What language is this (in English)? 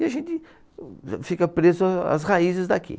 Portuguese